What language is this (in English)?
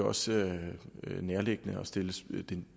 Danish